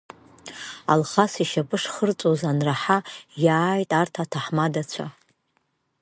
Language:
Abkhazian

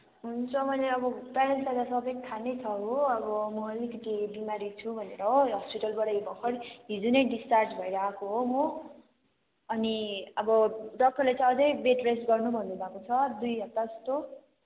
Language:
Nepali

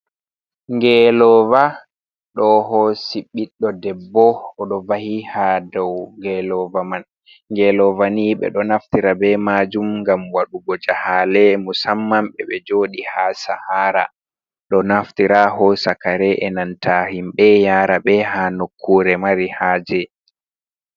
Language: Fula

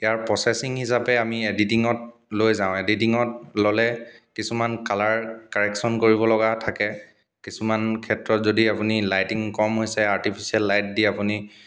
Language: Assamese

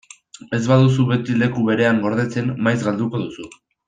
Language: Basque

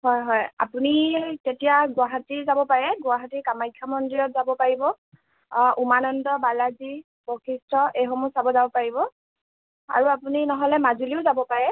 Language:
Assamese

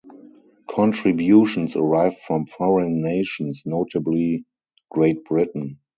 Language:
English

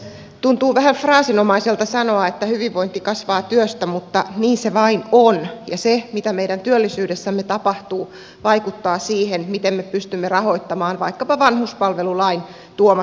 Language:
Finnish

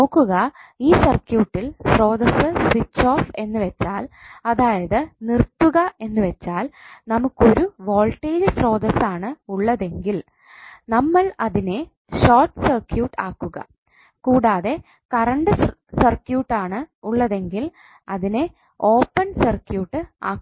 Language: Malayalam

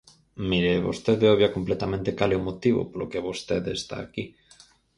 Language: Galician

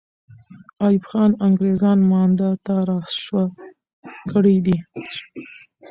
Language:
Pashto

